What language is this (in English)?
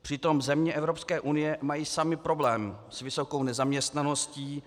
Czech